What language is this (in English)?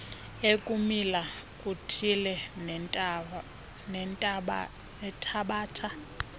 Xhosa